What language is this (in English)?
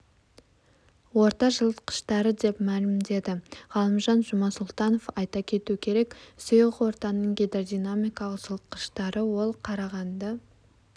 Kazakh